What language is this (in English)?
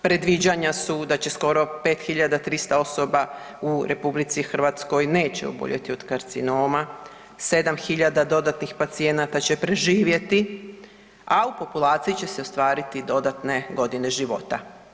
Croatian